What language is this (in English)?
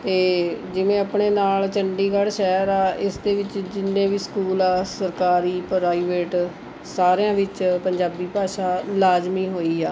Punjabi